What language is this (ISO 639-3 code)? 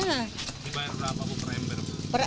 ind